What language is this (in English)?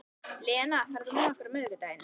Icelandic